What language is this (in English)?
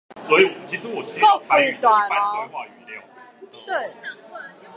Min Nan Chinese